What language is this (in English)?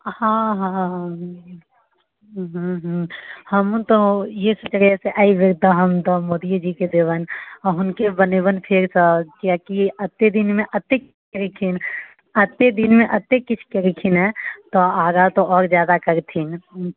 Maithili